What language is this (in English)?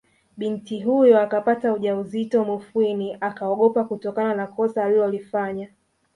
Swahili